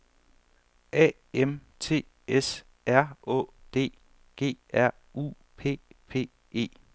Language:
Danish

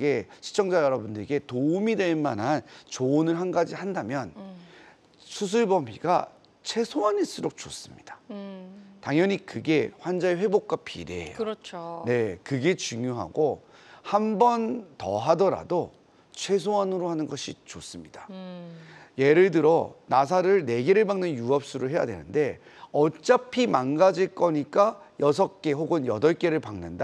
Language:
Korean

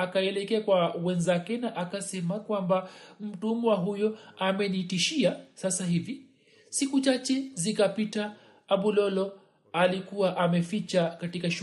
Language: Swahili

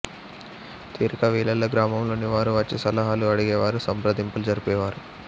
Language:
Telugu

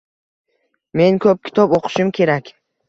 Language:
Uzbek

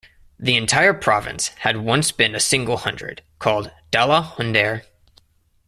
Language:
English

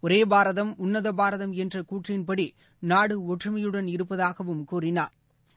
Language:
Tamil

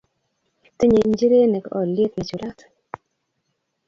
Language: Kalenjin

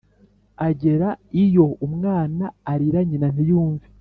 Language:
Kinyarwanda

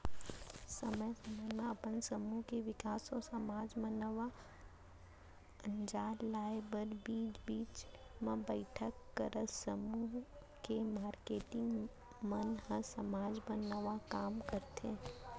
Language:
Chhattisgarhi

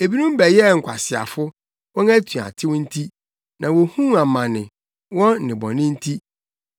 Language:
Akan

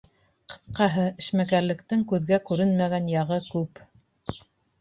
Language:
Bashkir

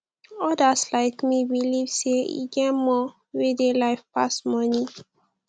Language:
Nigerian Pidgin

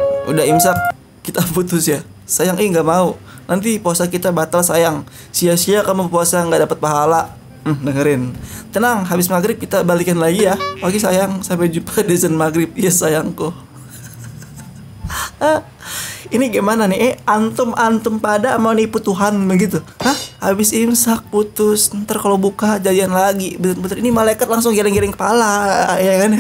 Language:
Indonesian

